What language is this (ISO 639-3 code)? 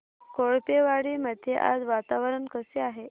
mar